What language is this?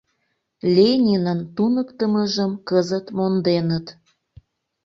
Mari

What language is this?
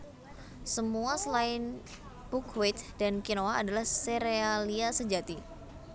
Javanese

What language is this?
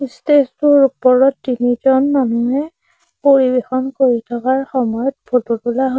Assamese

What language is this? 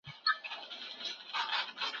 Pashto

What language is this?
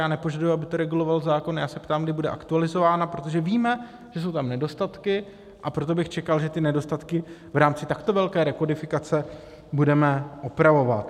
Czech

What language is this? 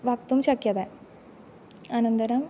Sanskrit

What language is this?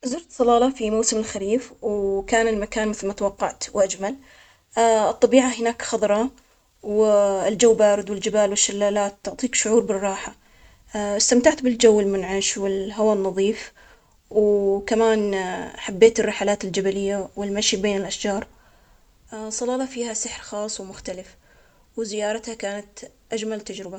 Omani Arabic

